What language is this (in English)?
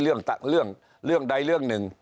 Thai